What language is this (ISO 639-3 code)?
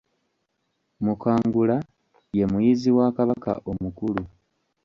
lug